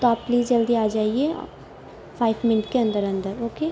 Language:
Urdu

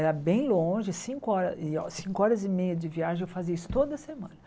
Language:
Portuguese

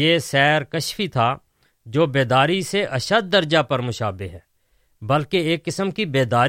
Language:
Urdu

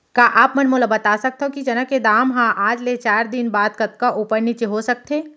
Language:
Chhattisgarhi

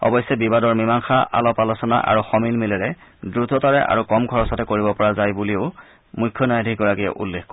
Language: Assamese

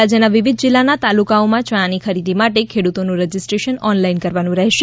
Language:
Gujarati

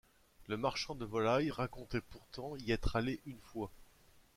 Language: French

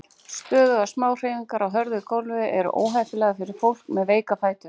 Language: Icelandic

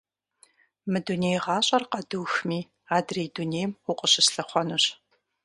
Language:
Kabardian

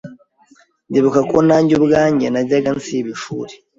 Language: Kinyarwanda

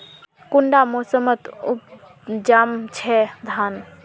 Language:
Magahi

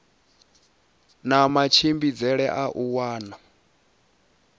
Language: Venda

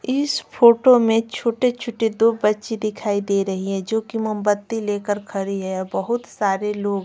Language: Hindi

